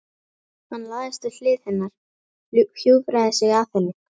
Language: Icelandic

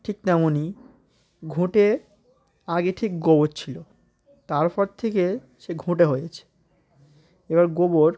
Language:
Bangla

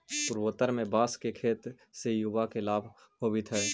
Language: Magahi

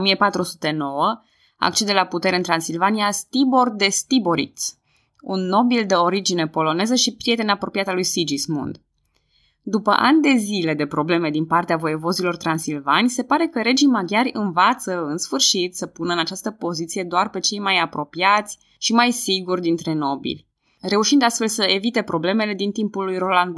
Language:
Romanian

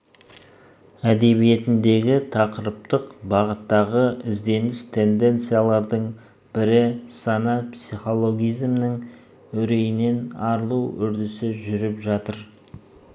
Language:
Kazakh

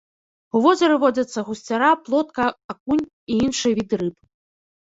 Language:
Belarusian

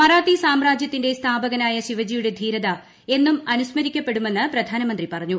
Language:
Malayalam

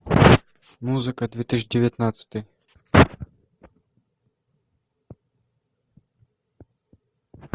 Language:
Russian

